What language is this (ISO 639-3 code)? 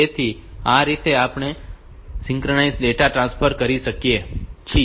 guj